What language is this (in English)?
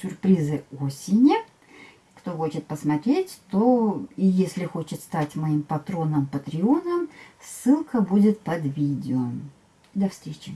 Russian